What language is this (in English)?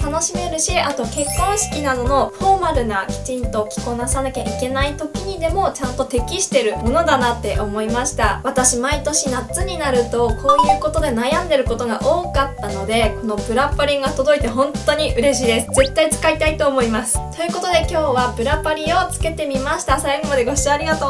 Japanese